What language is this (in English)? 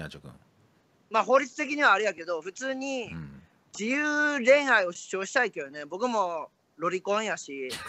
Japanese